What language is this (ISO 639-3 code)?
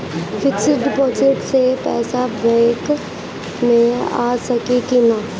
bho